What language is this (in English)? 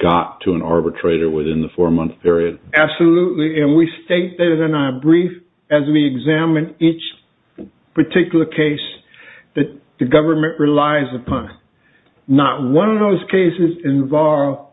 English